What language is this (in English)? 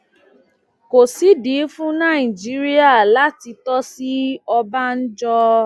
Yoruba